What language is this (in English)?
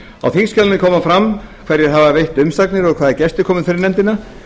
Icelandic